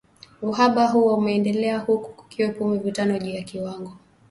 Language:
Swahili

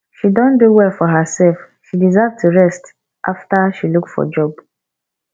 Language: Nigerian Pidgin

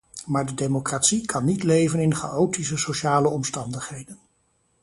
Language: Dutch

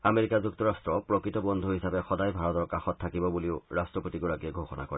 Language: Assamese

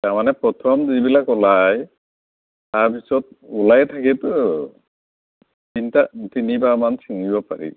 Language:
Assamese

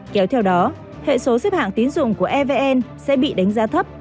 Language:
Vietnamese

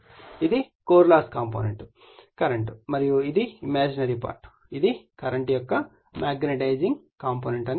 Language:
Telugu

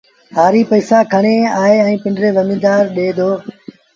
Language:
Sindhi Bhil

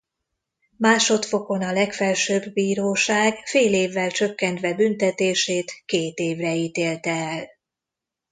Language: Hungarian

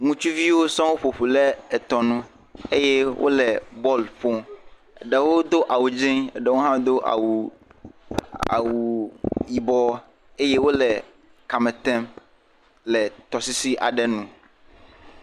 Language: Ewe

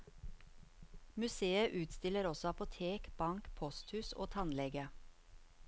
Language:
Norwegian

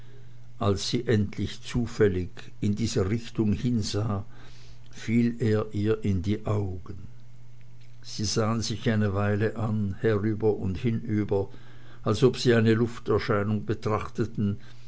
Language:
German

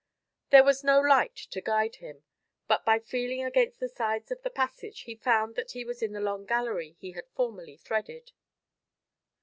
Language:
English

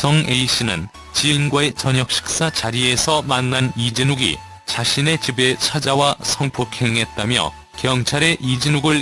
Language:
Korean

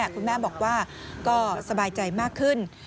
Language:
Thai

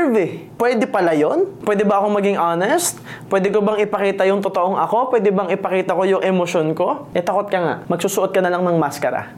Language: Filipino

